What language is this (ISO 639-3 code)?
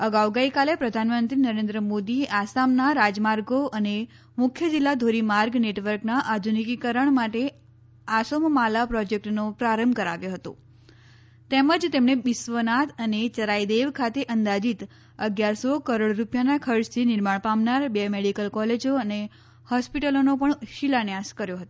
guj